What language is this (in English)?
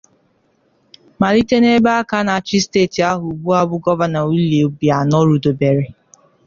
Igbo